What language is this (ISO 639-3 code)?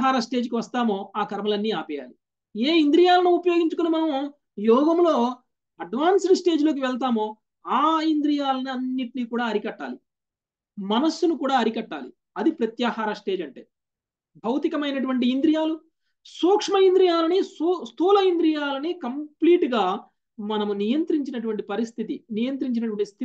tel